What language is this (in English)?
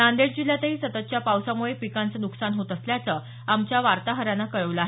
Marathi